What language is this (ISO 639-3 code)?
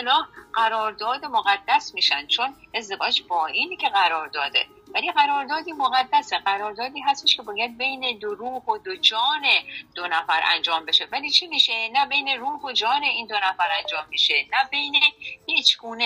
fas